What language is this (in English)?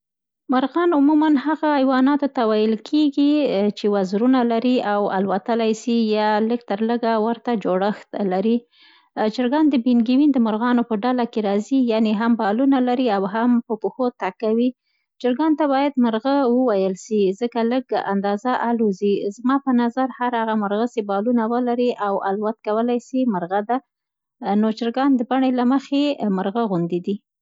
Central Pashto